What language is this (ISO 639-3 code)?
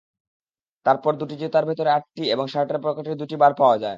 ben